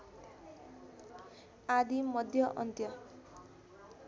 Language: Nepali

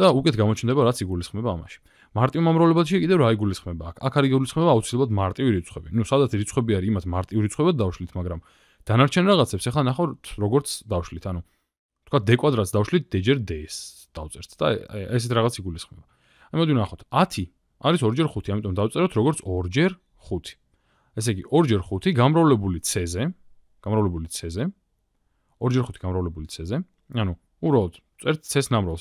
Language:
Turkish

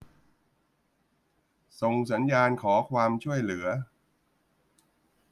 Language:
Thai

